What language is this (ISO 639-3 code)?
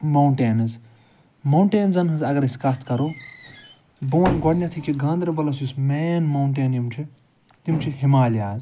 kas